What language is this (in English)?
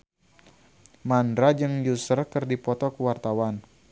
Sundanese